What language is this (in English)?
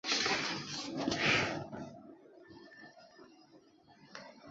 Chinese